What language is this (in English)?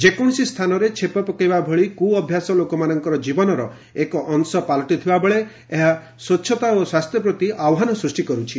Odia